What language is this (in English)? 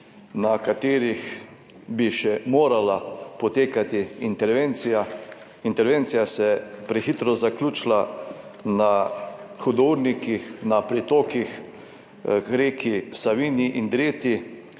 Slovenian